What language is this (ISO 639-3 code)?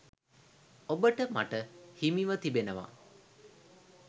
sin